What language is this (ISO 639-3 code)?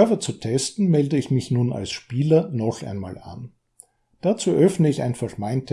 deu